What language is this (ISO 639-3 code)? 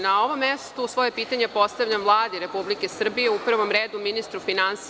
srp